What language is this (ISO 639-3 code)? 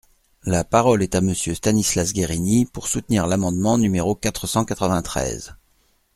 fra